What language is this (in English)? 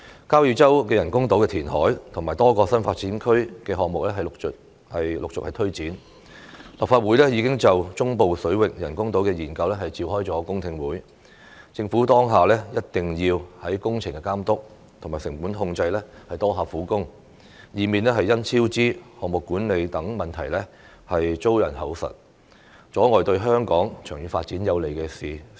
Cantonese